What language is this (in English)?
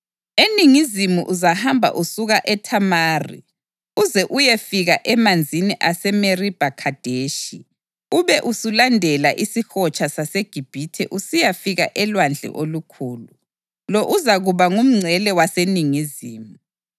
North Ndebele